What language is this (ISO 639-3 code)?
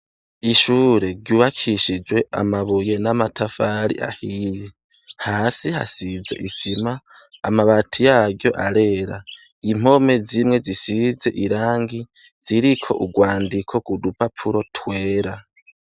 run